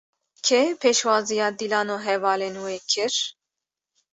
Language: Kurdish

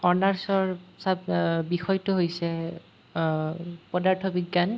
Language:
Assamese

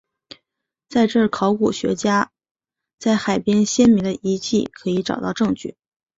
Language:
Chinese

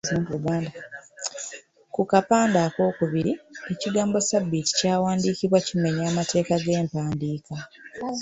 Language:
Ganda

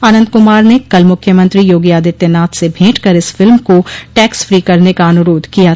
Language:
Hindi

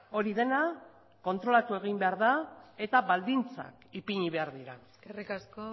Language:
Basque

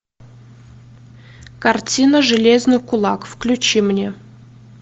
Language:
Russian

